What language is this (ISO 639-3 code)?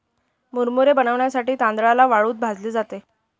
mar